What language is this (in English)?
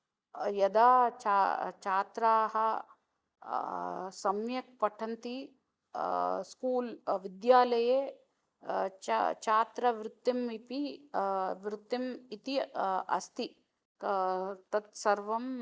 Sanskrit